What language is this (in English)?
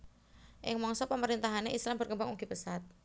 Javanese